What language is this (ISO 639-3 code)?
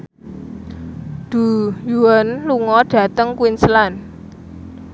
jav